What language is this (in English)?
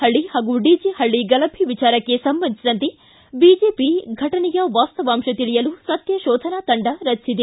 Kannada